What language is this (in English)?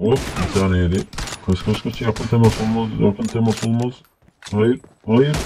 Turkish